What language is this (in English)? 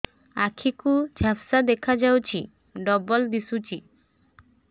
Odia